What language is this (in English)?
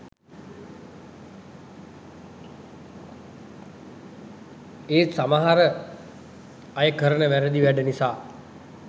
Sinhala